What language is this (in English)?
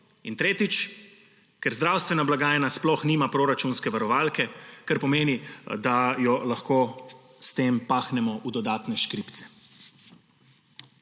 Slovenian